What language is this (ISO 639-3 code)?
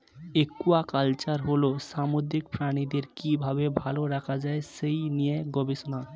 ben